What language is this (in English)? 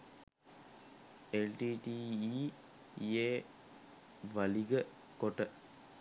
Sinhala